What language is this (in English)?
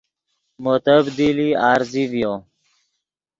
Yidgha